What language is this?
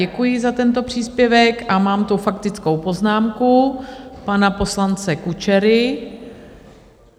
Czech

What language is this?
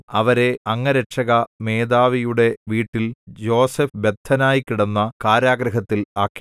Malayalam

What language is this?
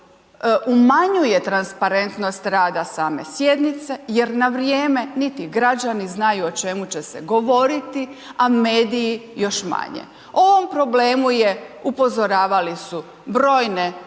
Croatian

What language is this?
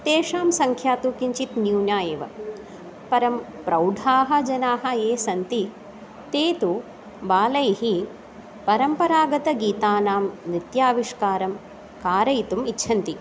Sanskrit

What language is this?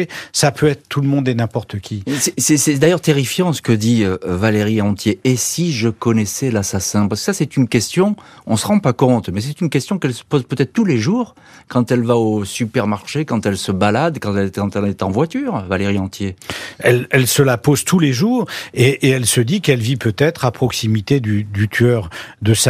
French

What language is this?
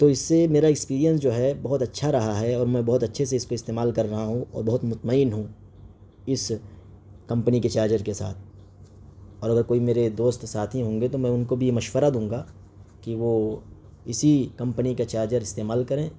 Urdu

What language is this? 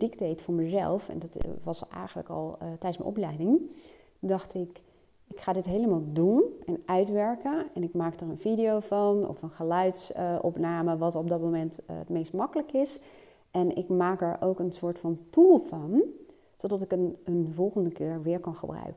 Dutch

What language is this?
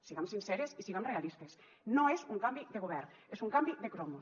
Catalan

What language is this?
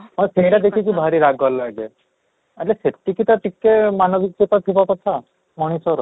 Odia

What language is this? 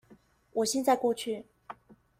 Chinese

